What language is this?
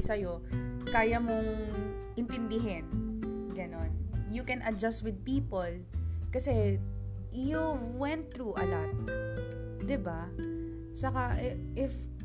Filipino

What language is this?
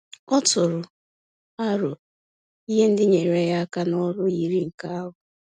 Igbo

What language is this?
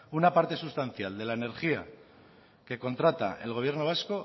Spanish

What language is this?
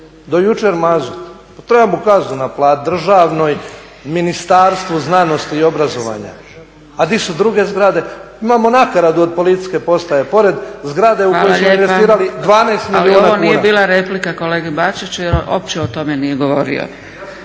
Croatian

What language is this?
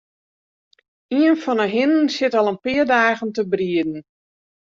Western Frisian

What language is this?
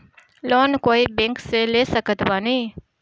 Bhojpuri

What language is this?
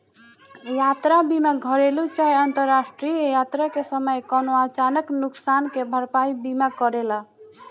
Bhojpuri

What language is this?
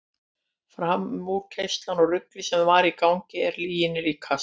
Icelandic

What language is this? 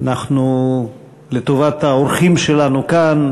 Hebrew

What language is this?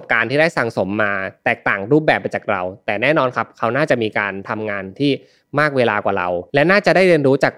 Thai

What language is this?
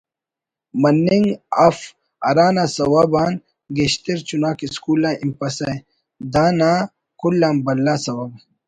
Brahui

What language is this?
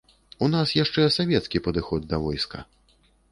Belarusian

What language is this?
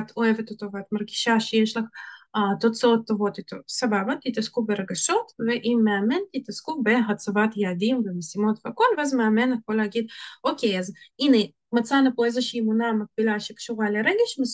Hebrew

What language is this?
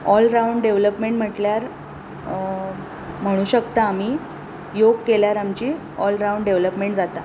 Konkani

